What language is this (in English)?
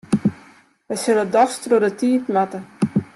Western Frisian